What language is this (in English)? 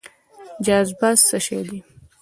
Pashto